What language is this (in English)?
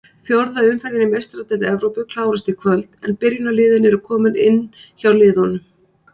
Icelandic